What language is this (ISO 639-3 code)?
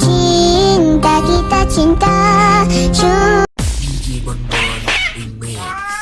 ind